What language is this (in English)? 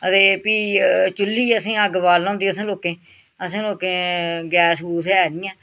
Dogri